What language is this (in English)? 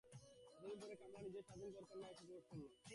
Bangla